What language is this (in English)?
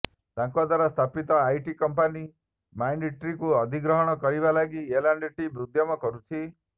Odia